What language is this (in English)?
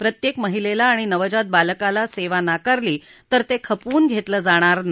Marathi